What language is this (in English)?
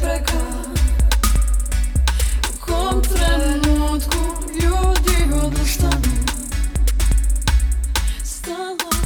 Croatian